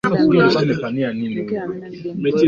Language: Swahili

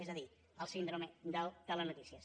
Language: Catalan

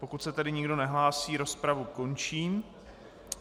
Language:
Czech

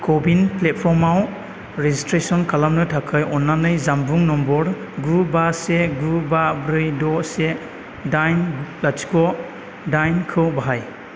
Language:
Bodo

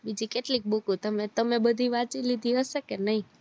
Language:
Gujarati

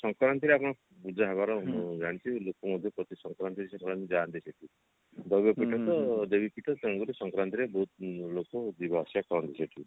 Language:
Odia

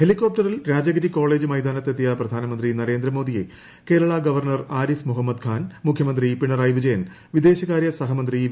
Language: Malayalam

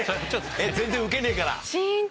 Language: Japanese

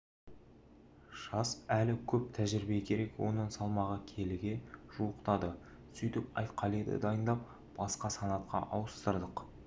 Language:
Kazakh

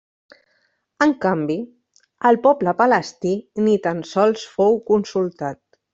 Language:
Catalan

